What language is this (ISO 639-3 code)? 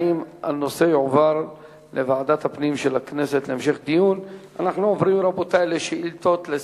heb